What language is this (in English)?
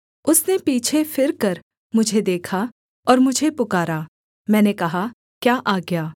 Hindi